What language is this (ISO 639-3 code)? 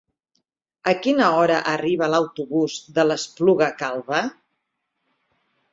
cat